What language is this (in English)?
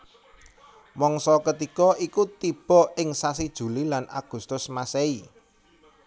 Javanese